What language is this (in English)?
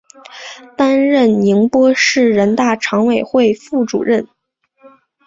Chinese